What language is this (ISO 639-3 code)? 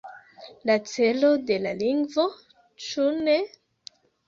epo